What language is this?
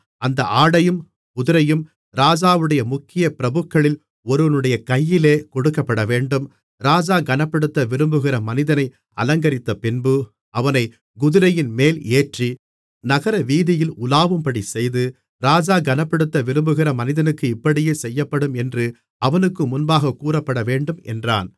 Tamil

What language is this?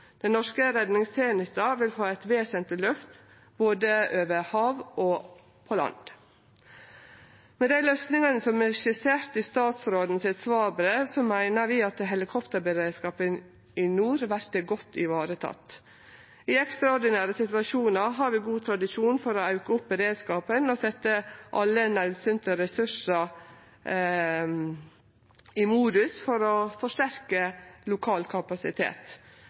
Norwegian Nynorsk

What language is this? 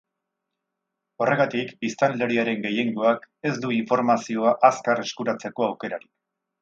Basque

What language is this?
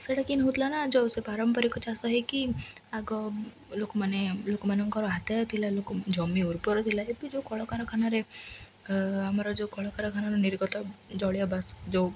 Odia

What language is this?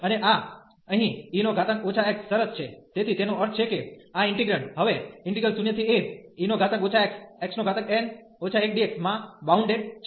Gujarati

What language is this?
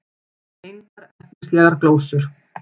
Icelandic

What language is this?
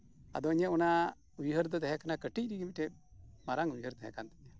Santali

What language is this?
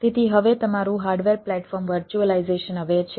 Gujarati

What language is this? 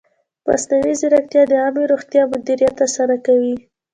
Pashto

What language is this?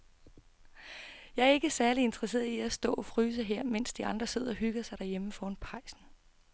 Danish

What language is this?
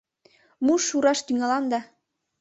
Mari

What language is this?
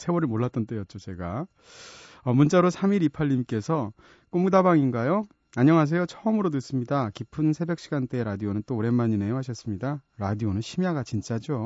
Korean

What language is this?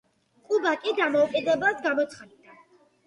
Georgian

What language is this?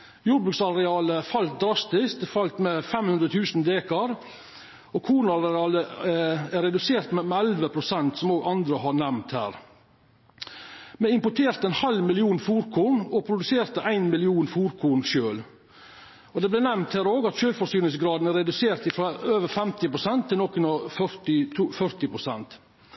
Norwegian Nynorsk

